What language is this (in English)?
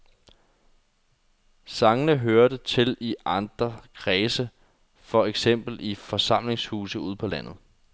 Danish